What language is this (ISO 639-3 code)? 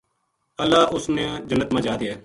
gju